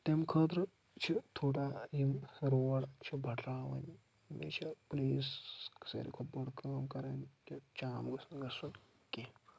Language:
Kashmiri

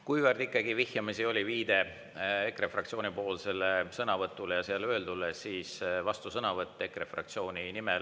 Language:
Estonian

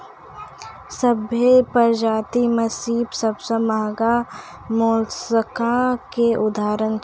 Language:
Maithili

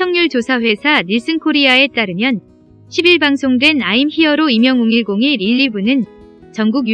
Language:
Korean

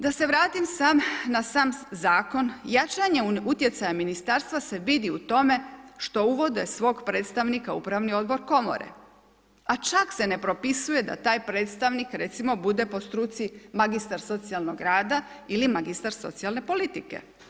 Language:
Croatian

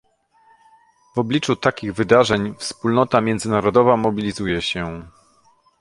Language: Polish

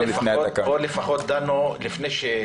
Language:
Hebrew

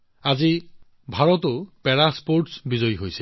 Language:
Assamese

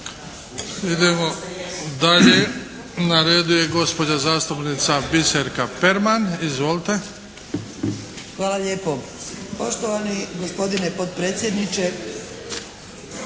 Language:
Croatian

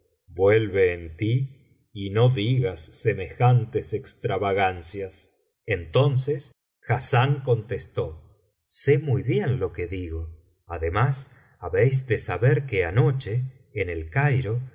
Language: Spanish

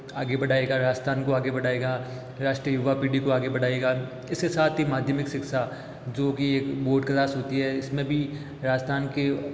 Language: Hindi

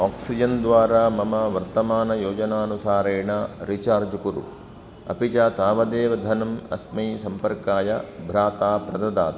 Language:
Sanskrit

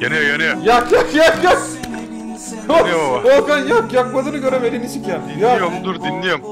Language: Turkish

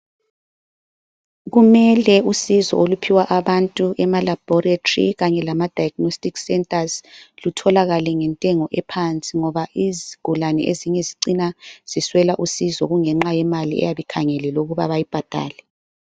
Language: North Ndebele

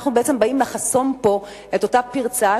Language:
Hebrew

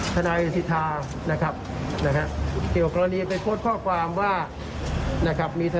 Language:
Thai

